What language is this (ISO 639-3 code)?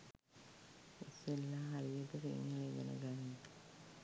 sin